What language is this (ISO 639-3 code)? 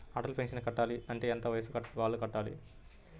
tel